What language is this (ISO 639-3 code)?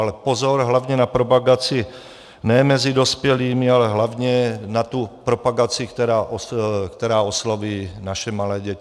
ces